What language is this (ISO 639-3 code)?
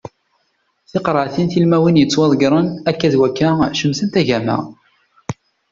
kab